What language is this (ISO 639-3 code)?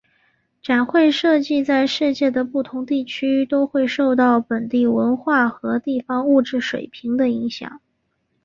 zho